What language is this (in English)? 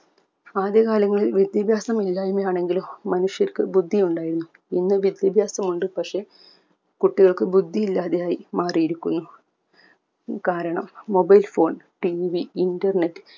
Malayalam